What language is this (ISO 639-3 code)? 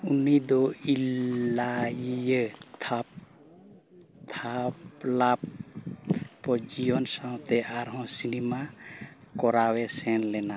sat